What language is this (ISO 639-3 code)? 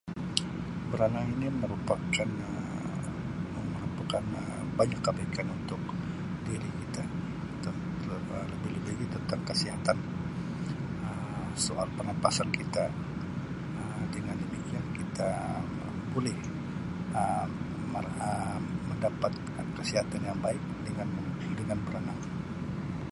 msi